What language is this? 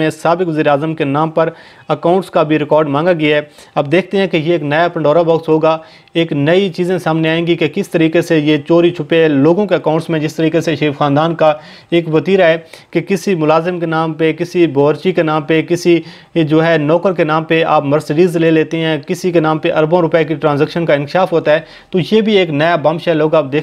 Hindi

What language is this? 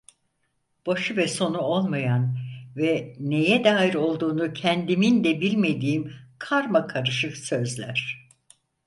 Turkish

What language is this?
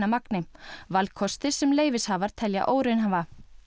Icelandic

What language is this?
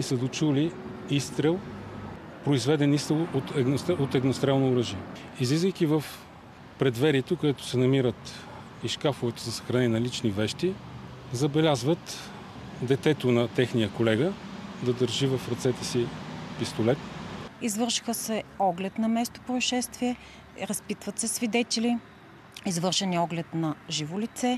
Bulgarian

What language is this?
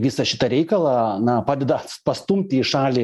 Lithuanian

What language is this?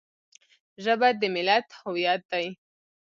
Pashto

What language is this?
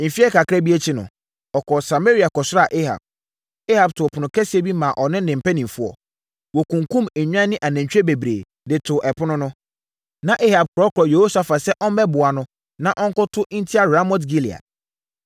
Akan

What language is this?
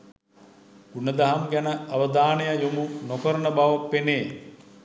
Sinhala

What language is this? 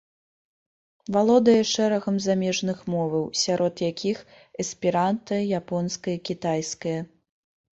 Belarusian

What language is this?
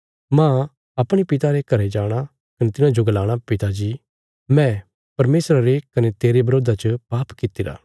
Bilaspuri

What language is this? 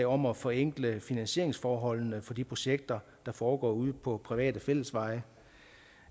Danish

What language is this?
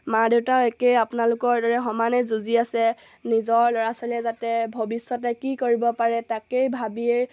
Assamese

